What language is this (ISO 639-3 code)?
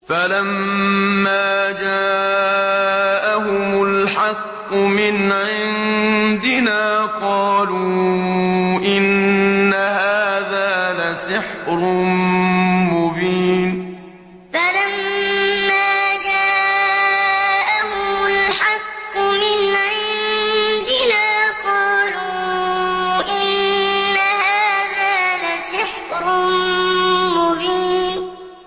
ara